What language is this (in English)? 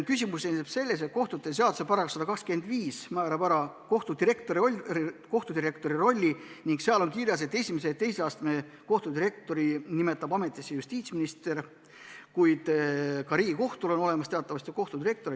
Estonian